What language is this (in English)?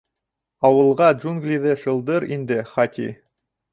Bashkir